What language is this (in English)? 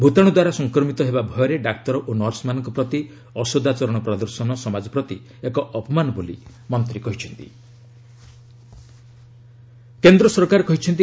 Odia